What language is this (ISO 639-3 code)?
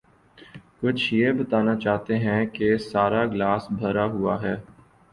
urd